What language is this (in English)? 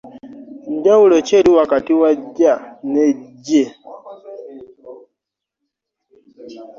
Ganda